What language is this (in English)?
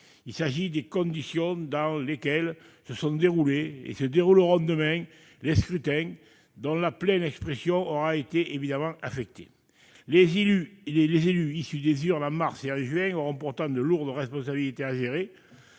French